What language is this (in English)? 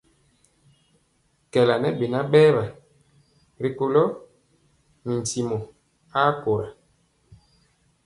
Mpiemo